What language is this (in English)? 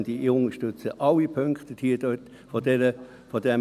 Swiss German